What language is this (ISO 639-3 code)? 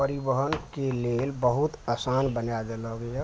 mai